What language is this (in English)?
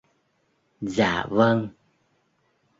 Vietnamese